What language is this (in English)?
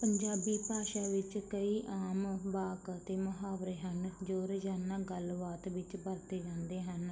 Punjabi